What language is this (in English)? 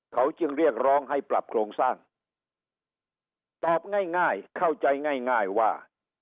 Thai